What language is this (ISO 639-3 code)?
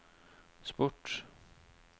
nor